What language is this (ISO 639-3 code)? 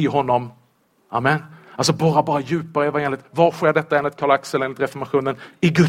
swe